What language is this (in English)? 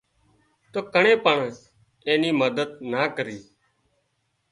Wadiyara Koli